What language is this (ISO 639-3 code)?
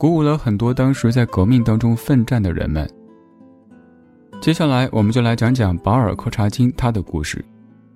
zho